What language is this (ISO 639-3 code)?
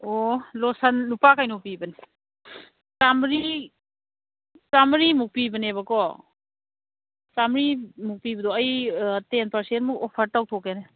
mni